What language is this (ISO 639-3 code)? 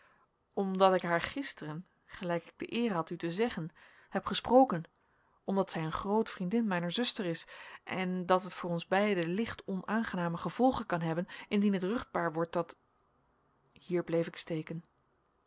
nld